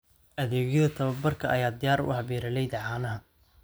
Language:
Somali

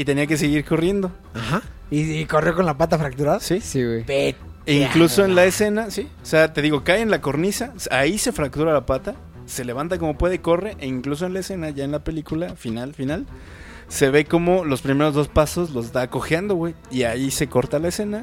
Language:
Spanish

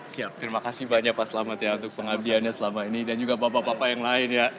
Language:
Indonesian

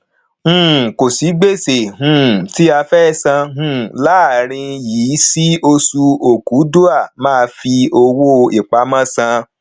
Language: Yoruba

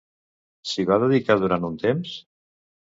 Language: Catalan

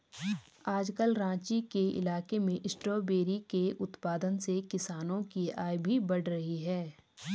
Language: Hindi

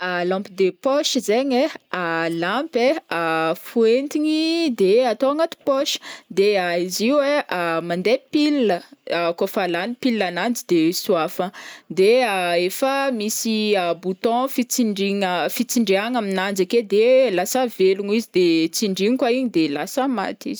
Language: Northern Betsimisaraka Malagasy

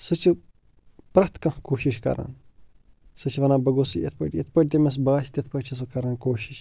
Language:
Kashmiri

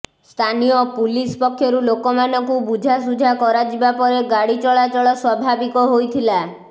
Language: Odia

